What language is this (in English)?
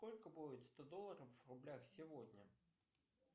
Russian